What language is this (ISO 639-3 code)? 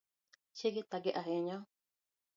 luo